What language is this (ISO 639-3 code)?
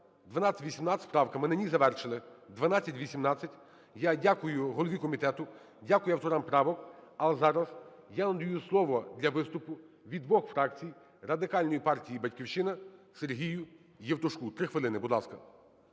ukr